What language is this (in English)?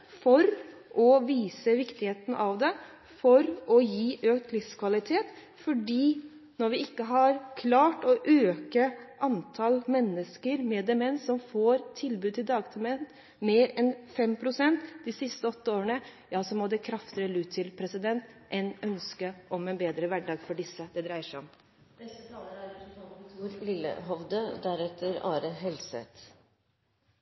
Norwegian Bokmål